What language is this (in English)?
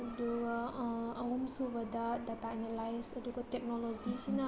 Manipuri